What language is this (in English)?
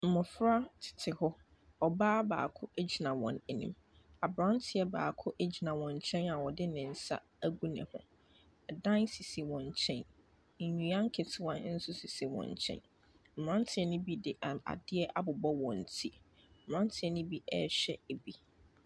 Akan